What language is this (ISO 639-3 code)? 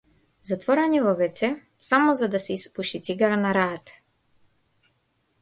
mkd